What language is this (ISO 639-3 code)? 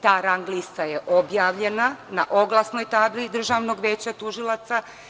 srp